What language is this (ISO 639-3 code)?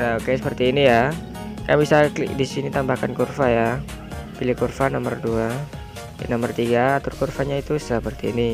ind